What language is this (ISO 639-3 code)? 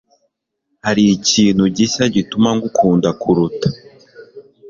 kin